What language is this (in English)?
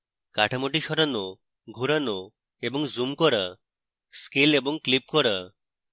Bangla